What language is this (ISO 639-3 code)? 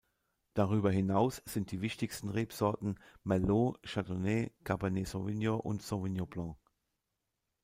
deu